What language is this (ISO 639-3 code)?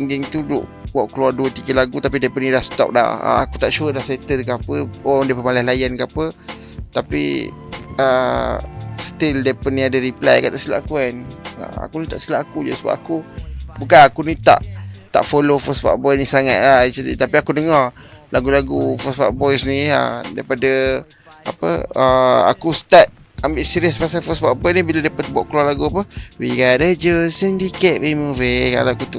msa